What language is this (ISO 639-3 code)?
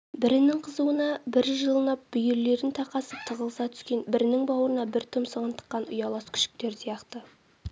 kaz